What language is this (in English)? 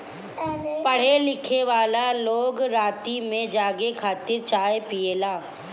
Bhojpuri